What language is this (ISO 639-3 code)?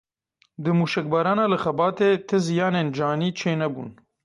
kur